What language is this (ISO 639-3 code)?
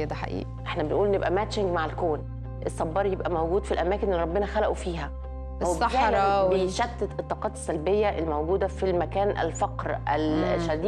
ara